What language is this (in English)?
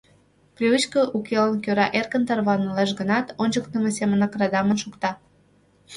Mari